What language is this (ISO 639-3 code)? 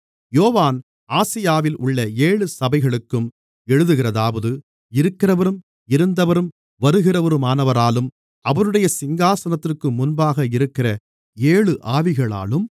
tam